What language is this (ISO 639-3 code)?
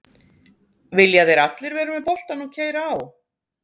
isl